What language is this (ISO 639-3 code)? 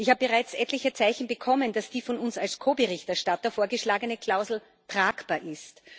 deu